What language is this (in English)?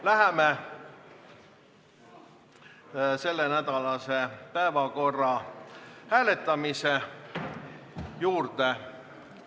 Estonian